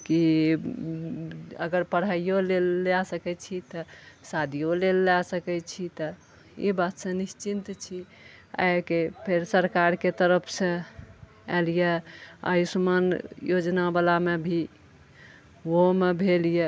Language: Maithili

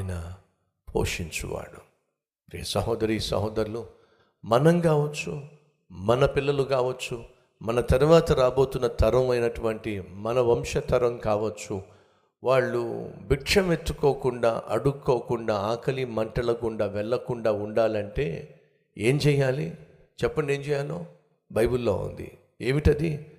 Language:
Telugu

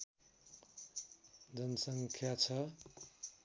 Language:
Nepali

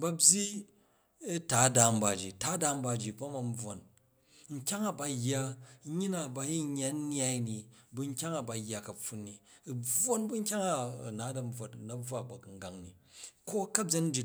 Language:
Jju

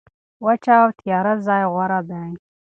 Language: Pashto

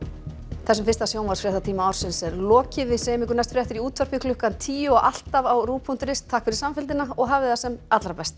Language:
Icelandic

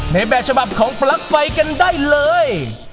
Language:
Thai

